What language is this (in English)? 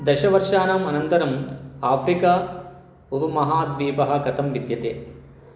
Sanskrit